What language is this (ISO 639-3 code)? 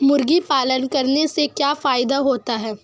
hin